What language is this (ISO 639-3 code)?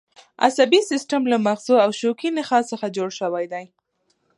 pus